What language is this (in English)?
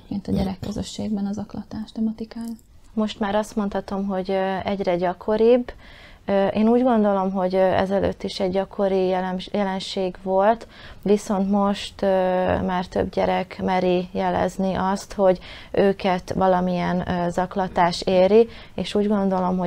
Hungarian